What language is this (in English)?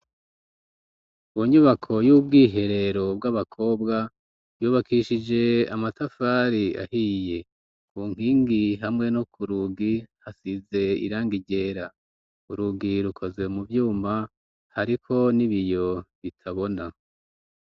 Rundi